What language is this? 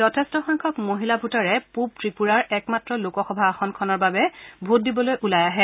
Assamese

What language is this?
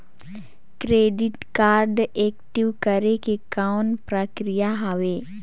Chhattisgarhi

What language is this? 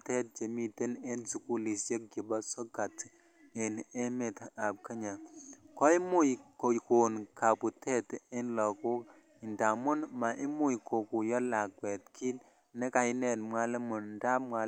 Kalenjin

